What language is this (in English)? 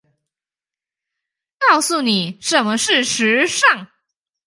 Chinese